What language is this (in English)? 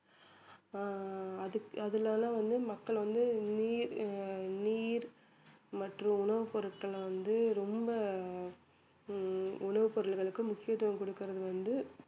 Tamil